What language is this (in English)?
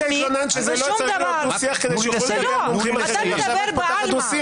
Hebrew